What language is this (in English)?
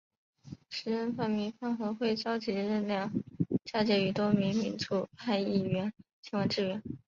Chinese